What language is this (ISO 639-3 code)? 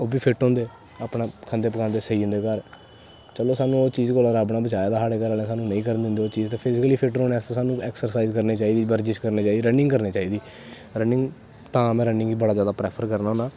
doi